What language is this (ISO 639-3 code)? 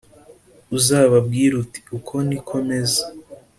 kin